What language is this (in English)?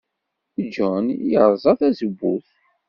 Kabyle